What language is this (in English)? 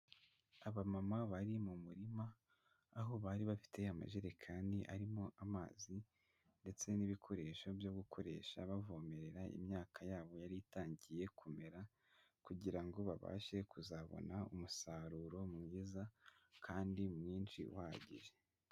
Kinyarwanda